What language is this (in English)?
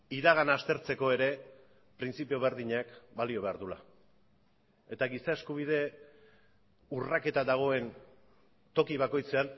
Basque